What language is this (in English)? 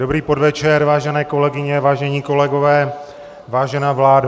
Czech